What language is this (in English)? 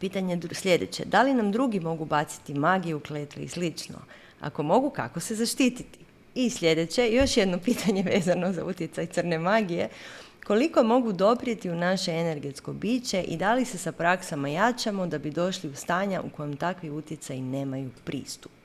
Croatian